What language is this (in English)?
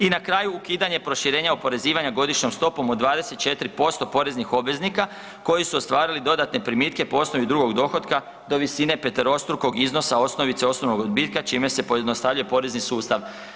Croatian